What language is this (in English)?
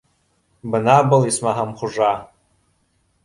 Bashkir